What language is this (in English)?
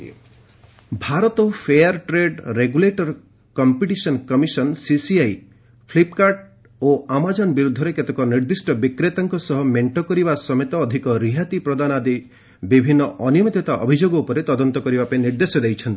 Odia